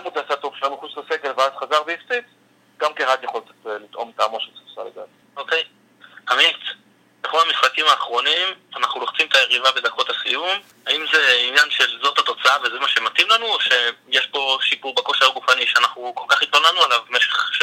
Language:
Hebrew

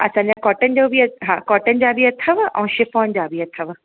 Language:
Sindhi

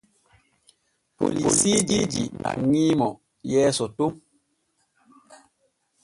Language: Borgu Fulfulde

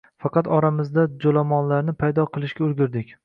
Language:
Uzbek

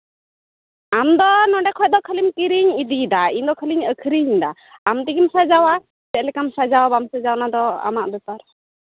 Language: Santali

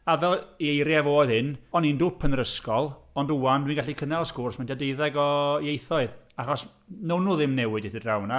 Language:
Welsh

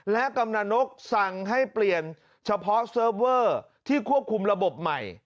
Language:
Thai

